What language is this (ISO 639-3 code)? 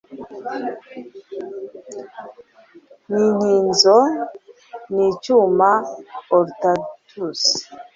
kin